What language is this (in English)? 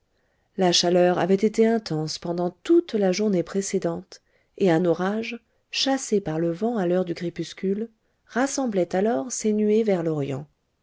French